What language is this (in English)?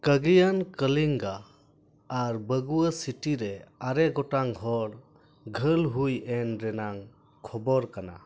Santali